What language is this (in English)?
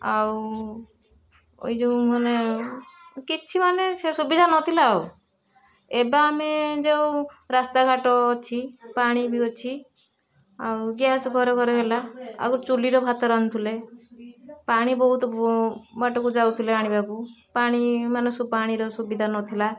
Odia